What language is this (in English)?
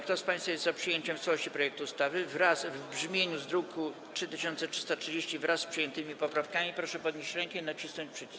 Polish